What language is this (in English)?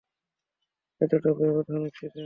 Bangla